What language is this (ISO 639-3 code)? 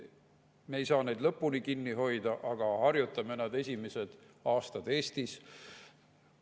est